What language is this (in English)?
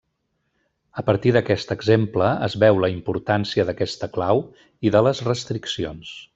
Catalan